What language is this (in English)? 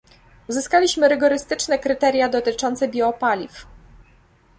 Polish